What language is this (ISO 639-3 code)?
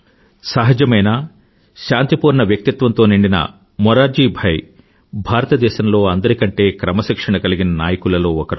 tel